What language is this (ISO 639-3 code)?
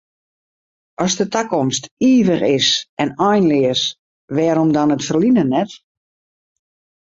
fry